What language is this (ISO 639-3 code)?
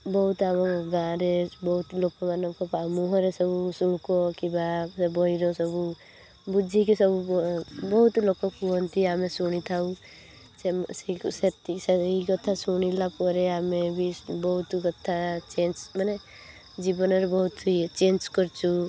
ori